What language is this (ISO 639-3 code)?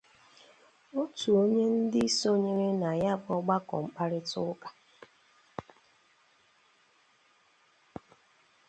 ibo